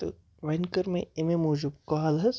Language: Kashmiri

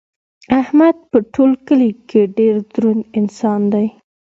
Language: Pashto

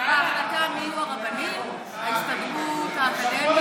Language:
Hebrew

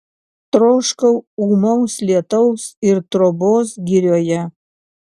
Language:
Lithuanian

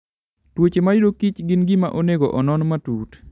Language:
Luo (Kenya and Tanzania)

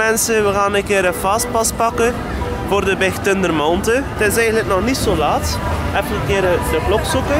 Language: Dutch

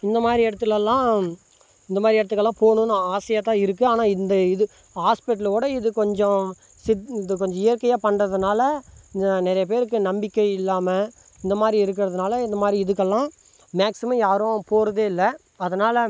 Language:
Tamil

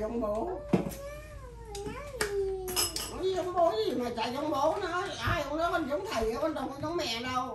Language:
Vietnamese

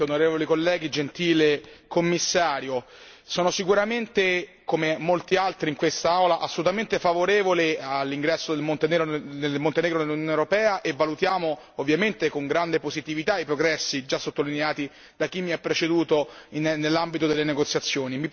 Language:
Italian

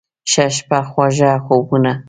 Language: Pashto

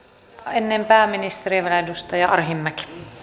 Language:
Finnish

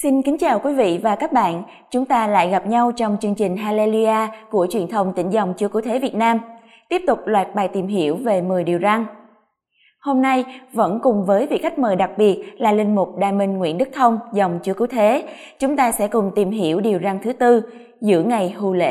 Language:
Vietnamese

